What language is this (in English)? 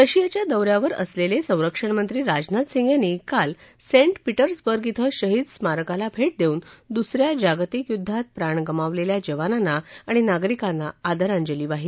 Marathi